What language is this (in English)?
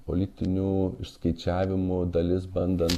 Lithuanian